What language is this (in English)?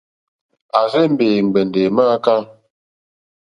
Mokpwe